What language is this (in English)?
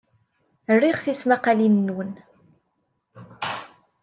Kabyle